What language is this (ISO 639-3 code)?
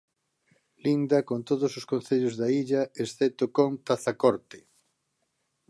glg